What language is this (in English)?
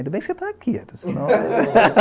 Portuguese